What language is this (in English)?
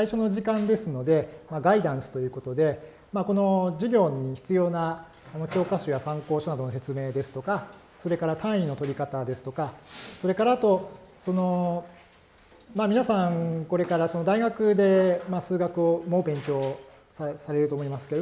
Japanese